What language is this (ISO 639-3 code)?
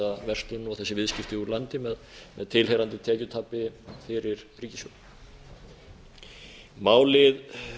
isl